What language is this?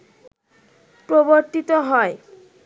Bangla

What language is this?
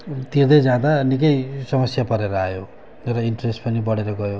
Nepali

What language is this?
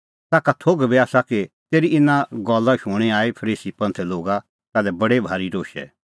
Kullu Pahari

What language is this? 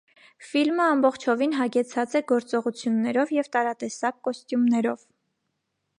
Armenian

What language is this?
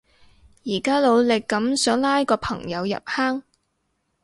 Cantonese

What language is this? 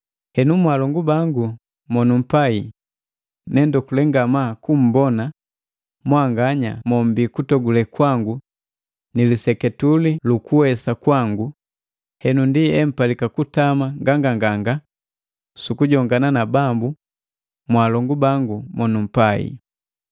Matengo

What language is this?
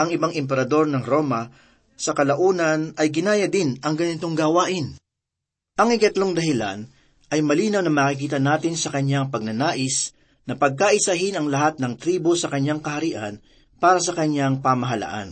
Filipino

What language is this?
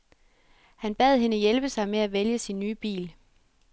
Danish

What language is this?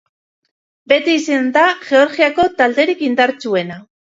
Basque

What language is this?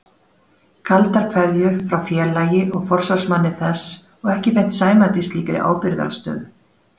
Icelandic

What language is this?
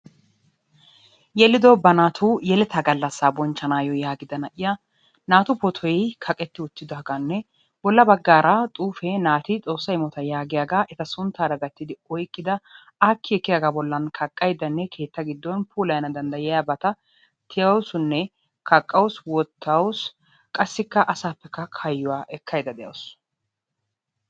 Wolaytta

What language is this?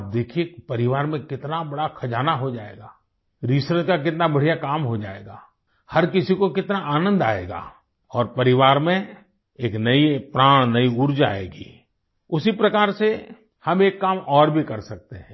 Hindi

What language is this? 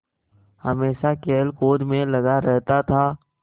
Hindi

